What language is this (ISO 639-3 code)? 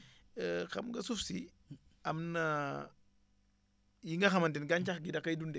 wol